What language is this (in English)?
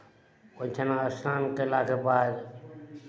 Maithili